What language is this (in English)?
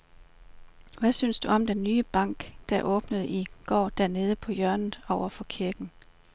Danish